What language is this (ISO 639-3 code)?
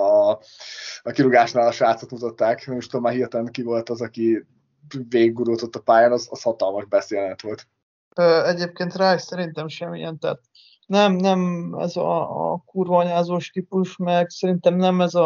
hun